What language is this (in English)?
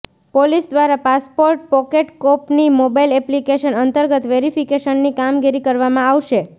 Gujarati